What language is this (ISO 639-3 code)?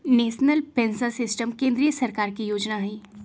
mag